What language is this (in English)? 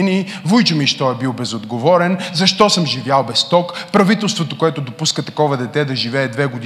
Bulgarian